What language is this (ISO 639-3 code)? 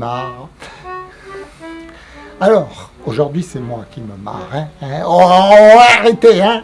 fra